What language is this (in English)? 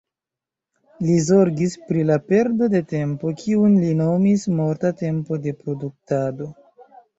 Esperanto